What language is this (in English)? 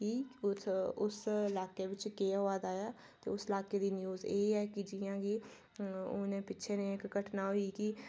Dogri